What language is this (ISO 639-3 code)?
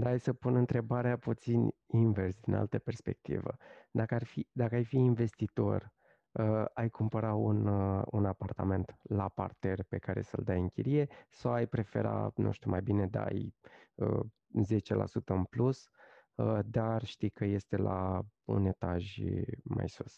ron